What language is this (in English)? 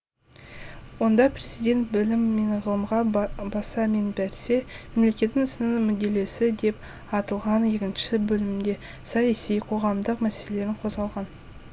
Kazakh